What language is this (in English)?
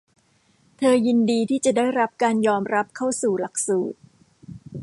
Thai